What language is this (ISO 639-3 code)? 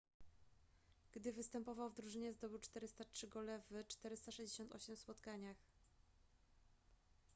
pol